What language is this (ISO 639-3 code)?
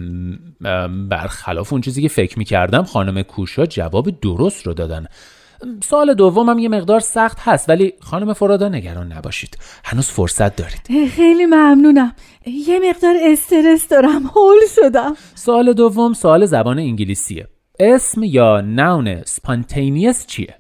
fas